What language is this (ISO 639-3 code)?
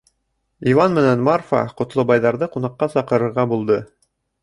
bak